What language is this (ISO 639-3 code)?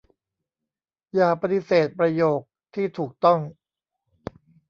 tha